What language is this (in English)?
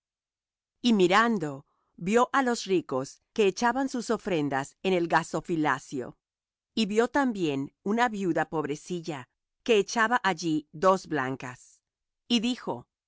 Spanish